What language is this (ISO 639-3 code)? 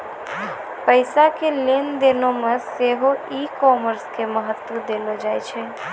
mai